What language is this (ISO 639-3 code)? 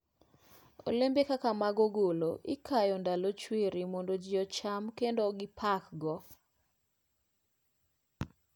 luo